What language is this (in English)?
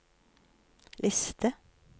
Norwegian